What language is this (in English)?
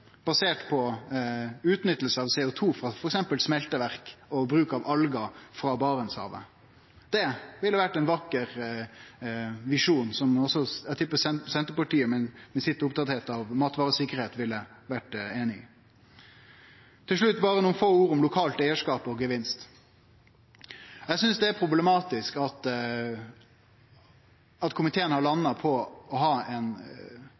Norwegian Nynorsk